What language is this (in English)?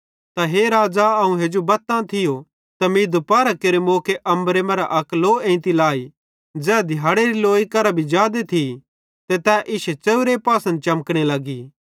Bhadrawahi